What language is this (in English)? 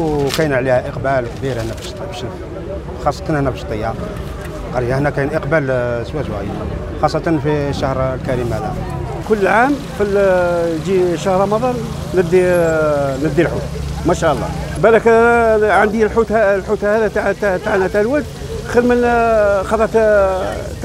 Arabic